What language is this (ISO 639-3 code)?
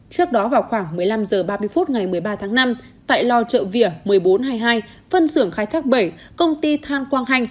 vie